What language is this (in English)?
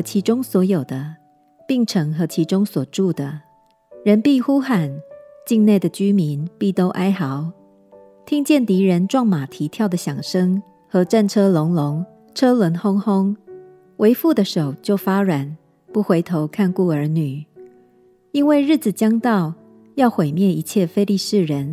Chinese